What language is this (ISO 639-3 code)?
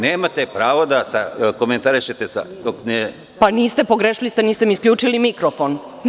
srp